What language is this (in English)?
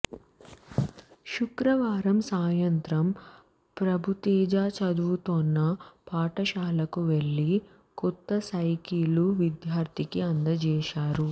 Telugu